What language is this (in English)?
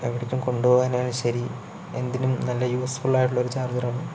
Malayalam